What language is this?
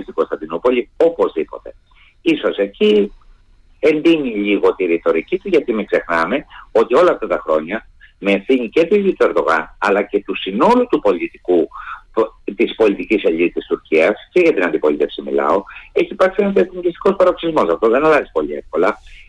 Greek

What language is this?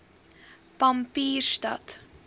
Afrikaans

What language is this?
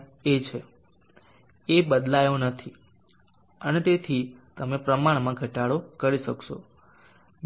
Gujarati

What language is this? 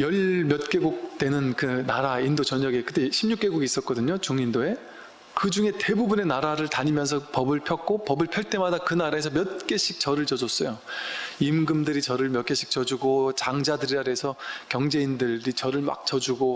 Korean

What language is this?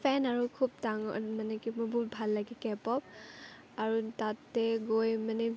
Assamese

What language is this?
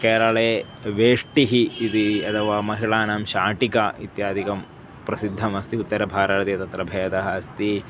Sanskrit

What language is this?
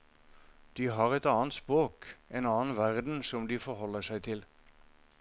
Norwegian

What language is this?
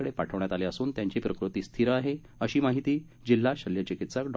Marathi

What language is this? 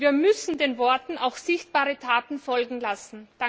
German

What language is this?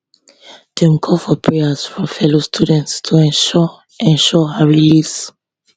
Nigerian Pidgin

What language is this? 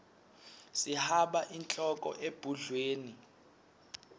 Swati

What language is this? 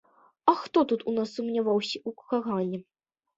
Belarusian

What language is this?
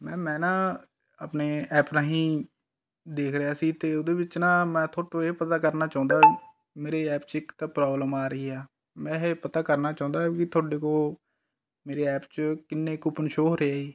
Punjabi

